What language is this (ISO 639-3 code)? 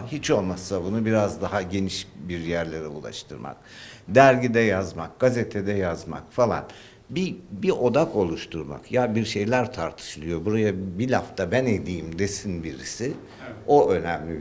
tur